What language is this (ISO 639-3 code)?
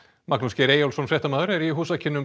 isl